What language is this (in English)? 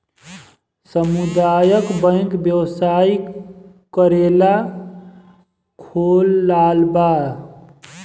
Bhojpuri